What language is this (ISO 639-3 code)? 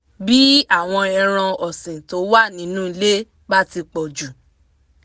yor